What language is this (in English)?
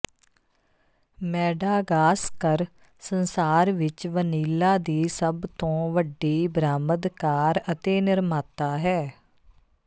Punjabi